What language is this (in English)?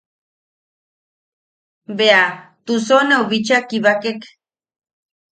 Yaqui